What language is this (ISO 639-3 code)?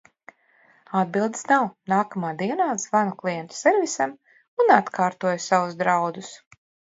lav